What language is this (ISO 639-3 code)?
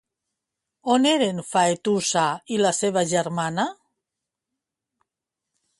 cat